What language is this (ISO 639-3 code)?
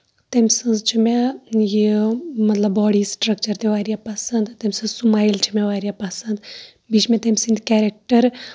kas